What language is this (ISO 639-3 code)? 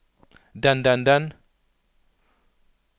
nor